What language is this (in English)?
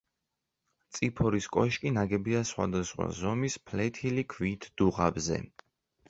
Georgian